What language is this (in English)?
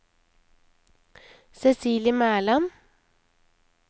Norwegian